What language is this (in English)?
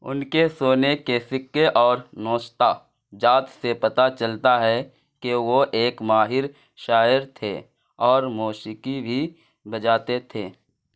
Urdu